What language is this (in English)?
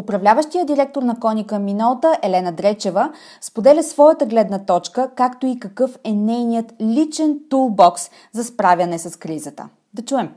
Bulgarian